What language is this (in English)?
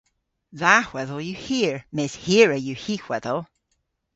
Cornish